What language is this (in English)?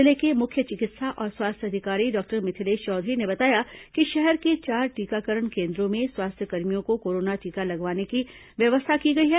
Hindi